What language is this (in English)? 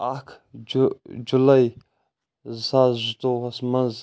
Kashmiri